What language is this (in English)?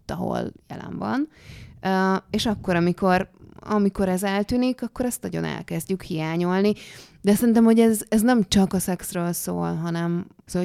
Hungarian